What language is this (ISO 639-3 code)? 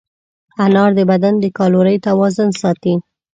pus